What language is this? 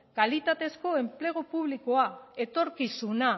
Basque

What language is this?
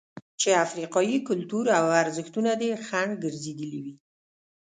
Pashto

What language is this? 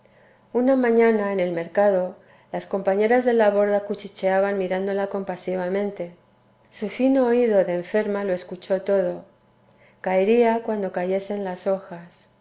Spanish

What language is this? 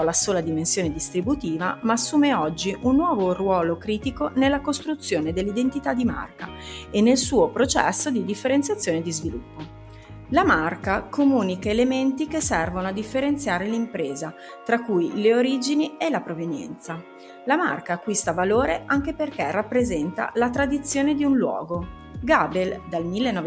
Italian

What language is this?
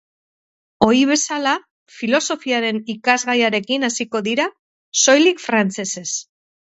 Basque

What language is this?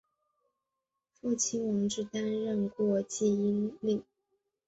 Chinese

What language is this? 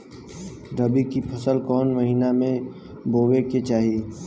Bhojpuri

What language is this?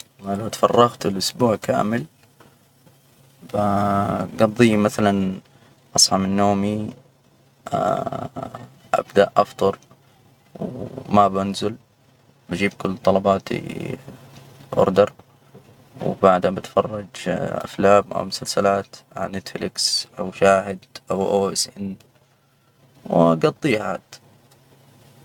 Hijazi Arabic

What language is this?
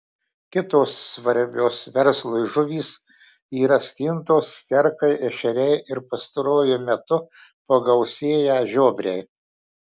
Lithuanian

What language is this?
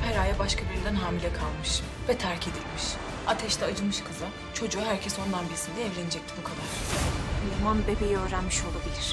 Turkish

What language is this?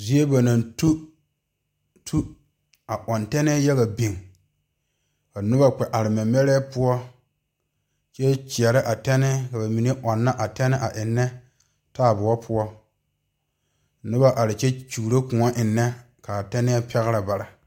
Southern Dagaare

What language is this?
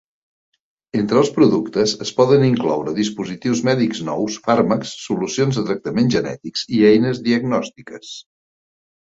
Catalan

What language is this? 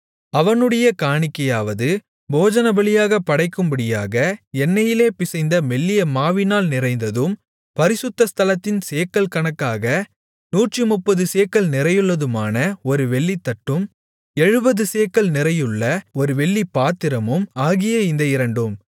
Tamil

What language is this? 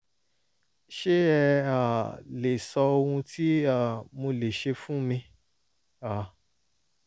Yoruba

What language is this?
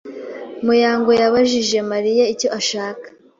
Kinyarwanda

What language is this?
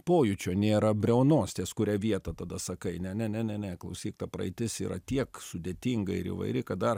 Lithuanian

